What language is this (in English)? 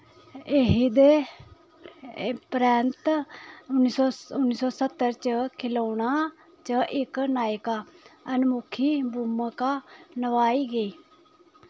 Dogri